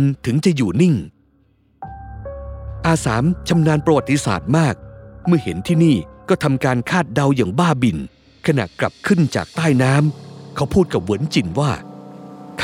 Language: Thai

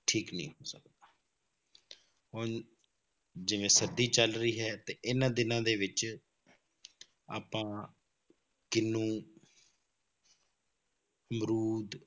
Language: Punjabi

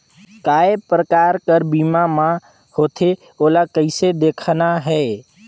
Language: Chhattisgarhi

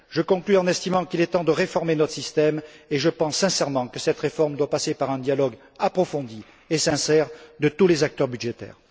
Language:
French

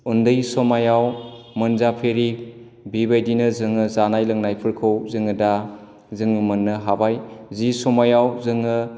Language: Bodo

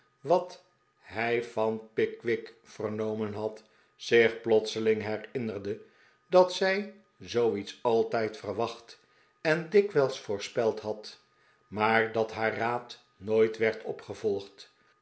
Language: Dutch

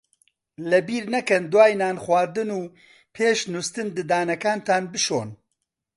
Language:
Central Kurdish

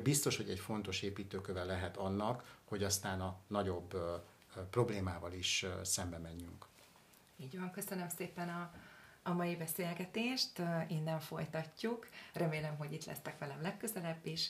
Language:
Hungarian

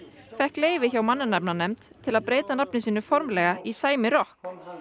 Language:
Icelandic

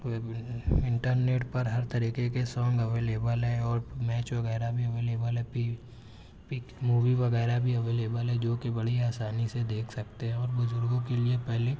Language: Urdu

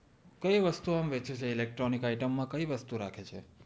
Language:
Gujarati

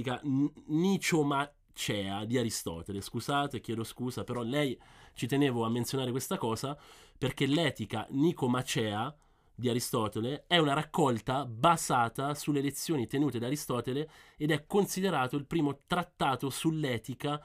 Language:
Italian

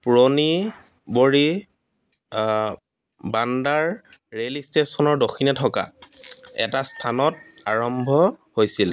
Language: Assamese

